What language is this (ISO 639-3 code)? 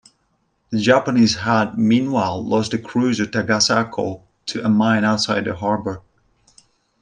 eng